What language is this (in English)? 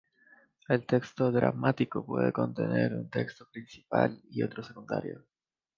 Spanish